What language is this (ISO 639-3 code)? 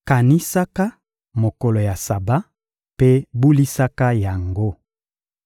lin